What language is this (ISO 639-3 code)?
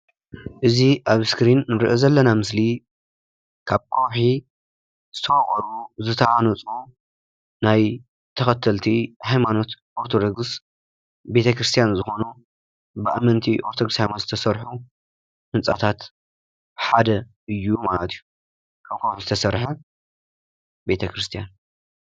tir